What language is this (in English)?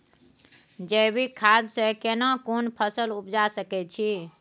Maithili